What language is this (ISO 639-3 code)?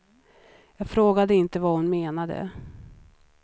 swe